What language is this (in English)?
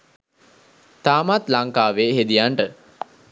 Sinhala